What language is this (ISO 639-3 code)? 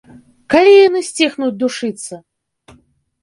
bel